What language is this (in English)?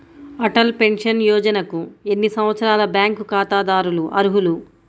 Telugu